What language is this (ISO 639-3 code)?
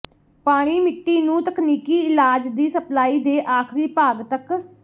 pan